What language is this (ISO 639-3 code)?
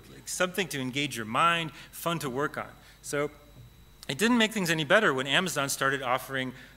eng